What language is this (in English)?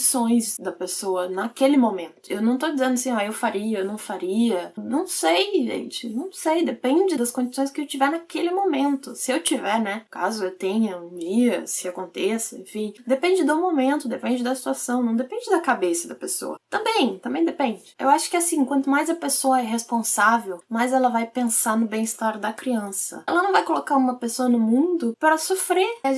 Portuguese